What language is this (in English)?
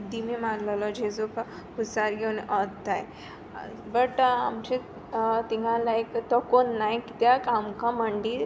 Konkani